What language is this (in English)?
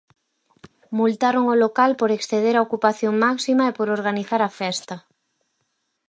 Galician